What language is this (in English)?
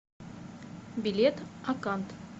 Russian